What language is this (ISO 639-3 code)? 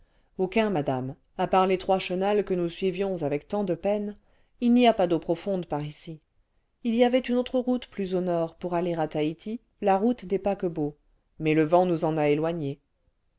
fra